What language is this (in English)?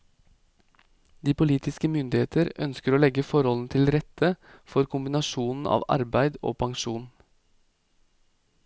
Norwegian